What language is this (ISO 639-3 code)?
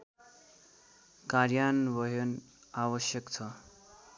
nep